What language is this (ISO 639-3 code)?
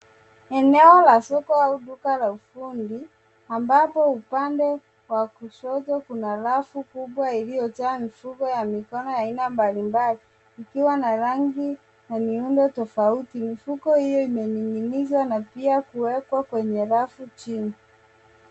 swa